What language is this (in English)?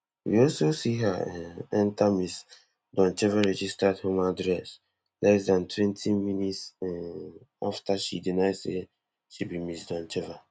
Nigerian Pidgin